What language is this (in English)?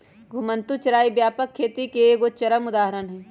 Magahi